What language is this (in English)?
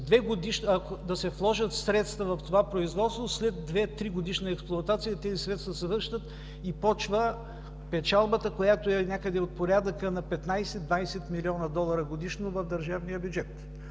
Bulgarian